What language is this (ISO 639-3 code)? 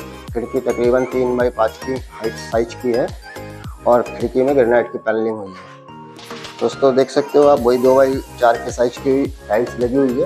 hin